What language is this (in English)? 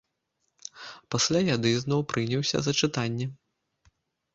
Belarusian